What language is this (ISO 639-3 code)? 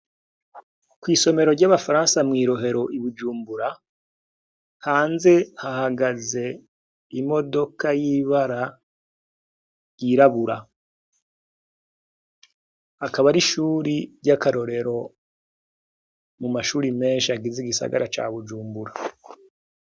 run